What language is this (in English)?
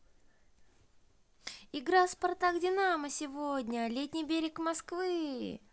Russian